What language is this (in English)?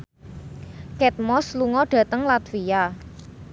Javanese